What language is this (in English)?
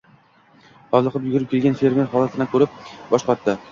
Uzbek